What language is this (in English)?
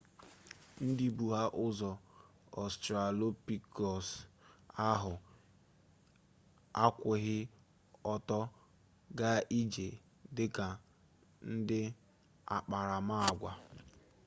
Igbo